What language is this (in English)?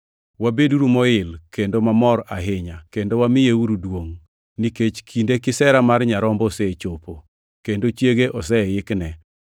Luo (Kenya and Tanzania)